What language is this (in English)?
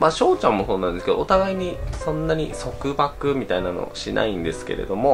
Japanese